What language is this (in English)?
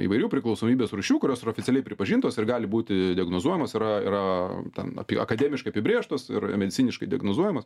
Lithuanian